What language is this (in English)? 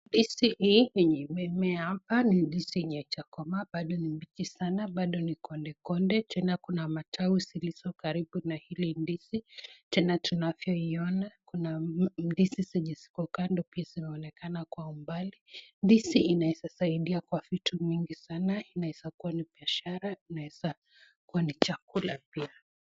Swahili